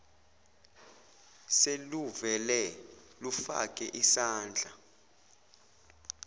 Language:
Zulu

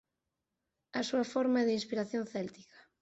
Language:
Galician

